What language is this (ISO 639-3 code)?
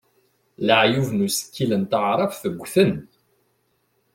kab